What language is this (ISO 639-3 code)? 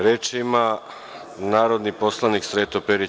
srp